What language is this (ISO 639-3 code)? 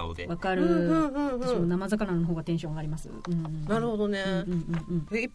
jpn